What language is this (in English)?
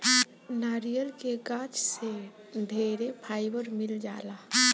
Bhojpuri